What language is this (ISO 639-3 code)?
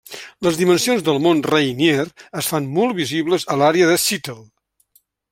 cat